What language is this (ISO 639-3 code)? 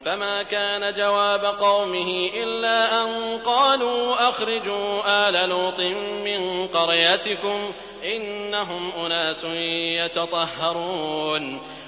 ara